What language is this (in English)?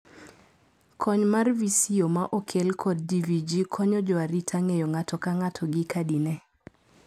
Luo (Kenya and Tanzania)